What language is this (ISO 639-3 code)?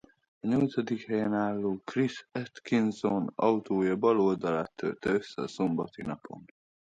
hun